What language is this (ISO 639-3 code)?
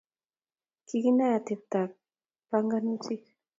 kln